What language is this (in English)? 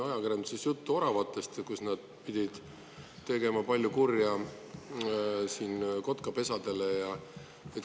Estonian